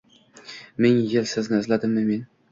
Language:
Uzbek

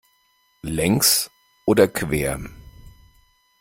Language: German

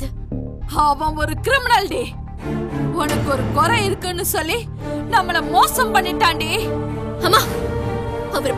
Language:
Tamil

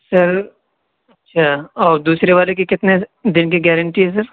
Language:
Urdu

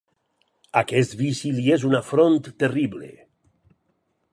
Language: Catalan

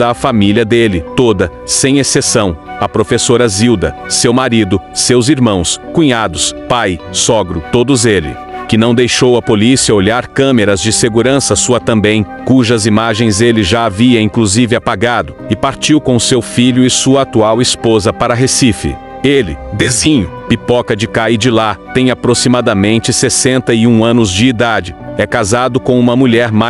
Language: Portuguese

